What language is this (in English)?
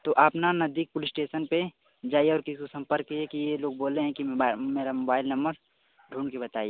Hindi